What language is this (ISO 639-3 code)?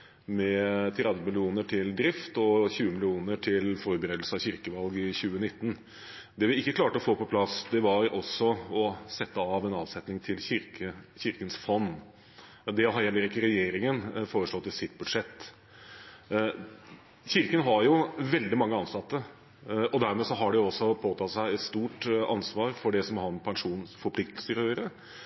nob